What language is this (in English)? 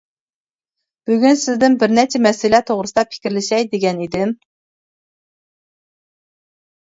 Uyghur